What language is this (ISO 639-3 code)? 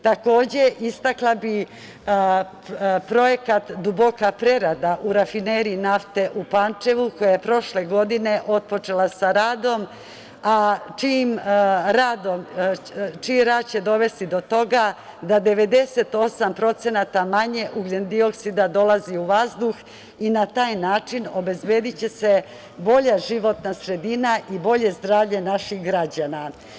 srp